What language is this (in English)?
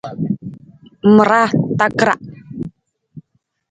Nawdm